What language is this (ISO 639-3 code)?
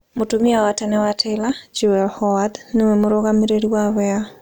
kik